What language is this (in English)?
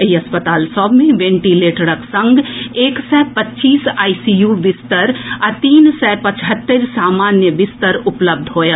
Maithili